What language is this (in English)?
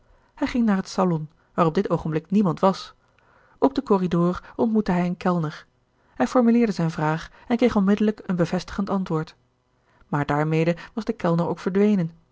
Dutch